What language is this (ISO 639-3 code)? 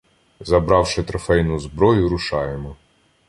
ukr